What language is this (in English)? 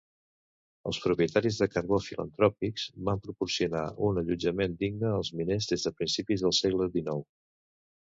Catalan